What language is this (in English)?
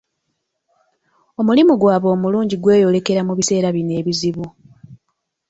Ganda